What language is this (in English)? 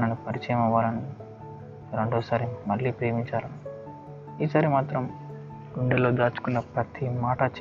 Telugu